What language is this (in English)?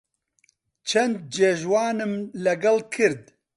Central Kurdish